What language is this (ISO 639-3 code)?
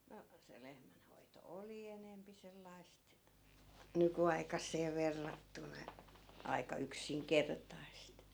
fin